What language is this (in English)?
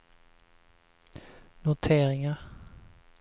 Swedish